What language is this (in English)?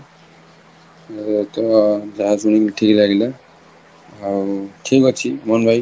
Odia